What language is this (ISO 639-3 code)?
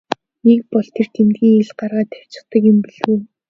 mon